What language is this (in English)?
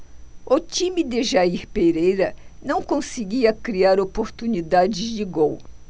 Portuguese